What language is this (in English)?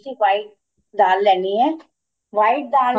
Punjabi